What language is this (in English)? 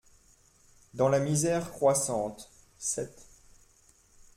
French